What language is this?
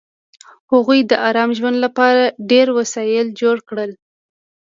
Pashto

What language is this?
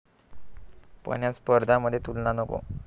Marathi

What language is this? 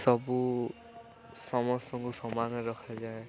Odia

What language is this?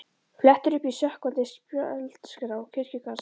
Icelandic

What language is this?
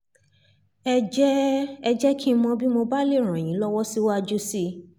Yoruba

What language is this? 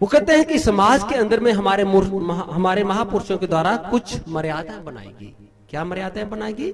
Hindi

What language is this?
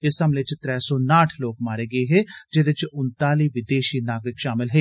Dogri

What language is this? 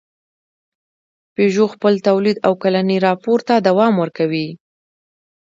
Pashto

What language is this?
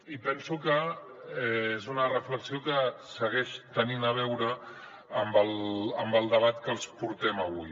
Catalan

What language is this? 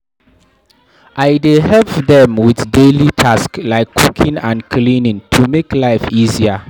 Nigerian Pidgin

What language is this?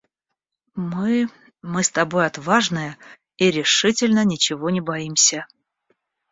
Russian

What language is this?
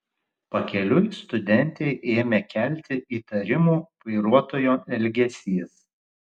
Lithuanian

